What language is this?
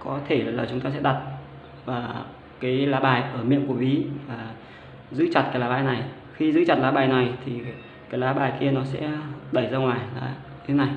Vietnamese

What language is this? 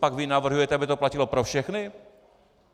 Czech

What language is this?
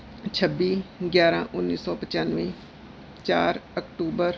Punjabi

